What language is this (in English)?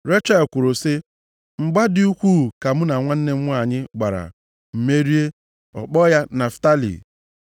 Igbo